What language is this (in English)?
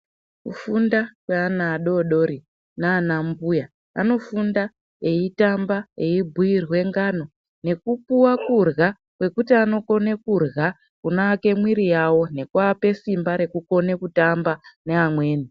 Ndau